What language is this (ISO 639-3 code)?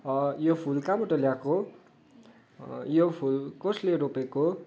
nep